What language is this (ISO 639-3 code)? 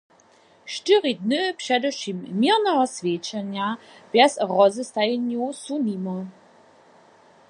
hsb